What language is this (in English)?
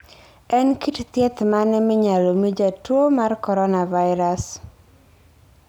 Luo (Kenya and Tanzania)